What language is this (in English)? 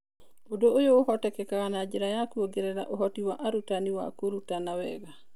Kikuyu